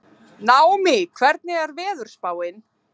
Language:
Icelandic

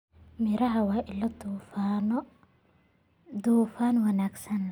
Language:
Somali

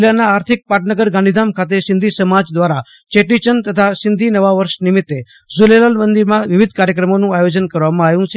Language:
Gujarati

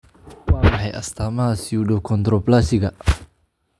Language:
Somali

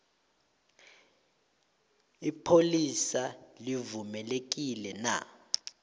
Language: South Ndebele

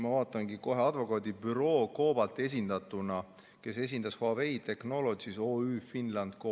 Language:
Estonian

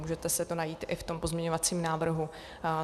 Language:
Czech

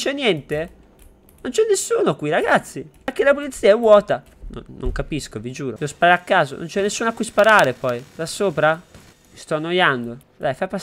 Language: Italian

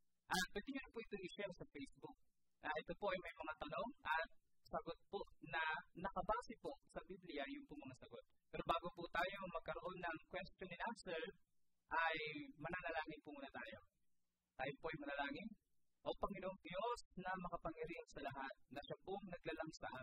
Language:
Filipino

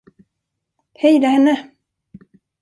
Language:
Swedish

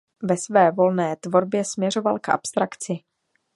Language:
Czech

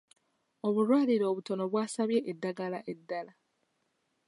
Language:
Ganda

